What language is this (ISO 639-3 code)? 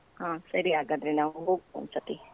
kan